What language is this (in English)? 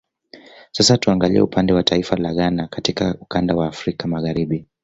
Swahili